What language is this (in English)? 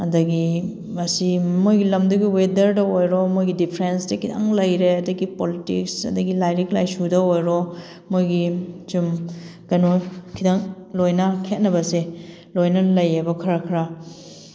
Manipuri